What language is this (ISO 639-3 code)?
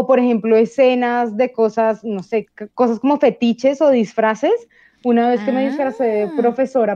spa